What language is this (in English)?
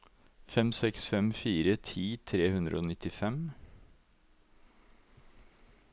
Norwegian